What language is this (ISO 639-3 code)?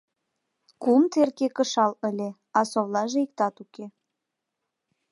chm